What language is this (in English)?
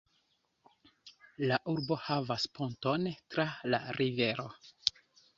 Esperanto